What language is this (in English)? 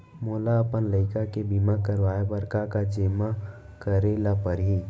Chhattisgarhi